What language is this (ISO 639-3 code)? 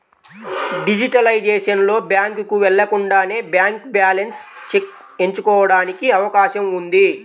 tel